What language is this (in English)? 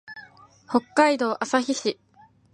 Japanese